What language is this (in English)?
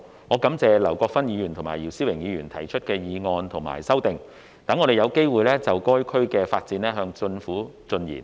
Cantonese